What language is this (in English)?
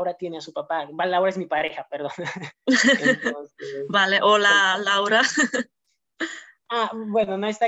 Spanish